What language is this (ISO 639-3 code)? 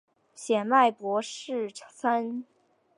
zho